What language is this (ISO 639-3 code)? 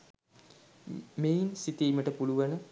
sin